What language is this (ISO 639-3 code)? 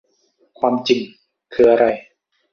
tha